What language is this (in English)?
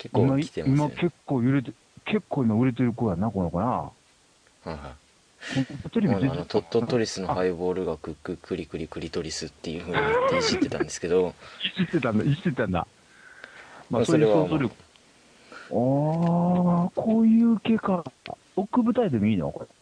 Japanese